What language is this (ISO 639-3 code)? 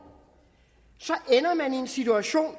dan